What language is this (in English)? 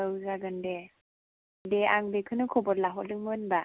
Bodo